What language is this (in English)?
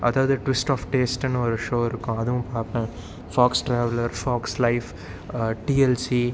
Tamil